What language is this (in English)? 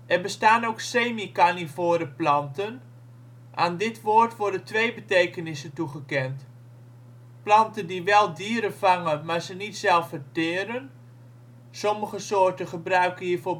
Dutch